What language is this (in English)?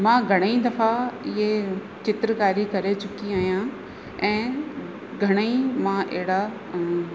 Sindhi